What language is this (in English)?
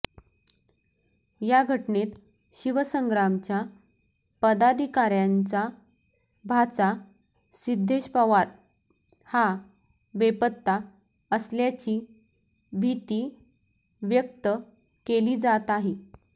Marathi